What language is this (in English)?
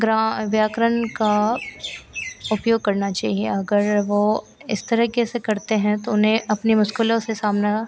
Hindi